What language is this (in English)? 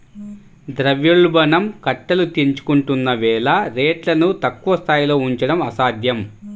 Telugu